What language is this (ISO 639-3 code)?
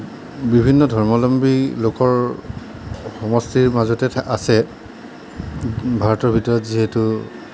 asm